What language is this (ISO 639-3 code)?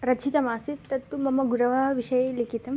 san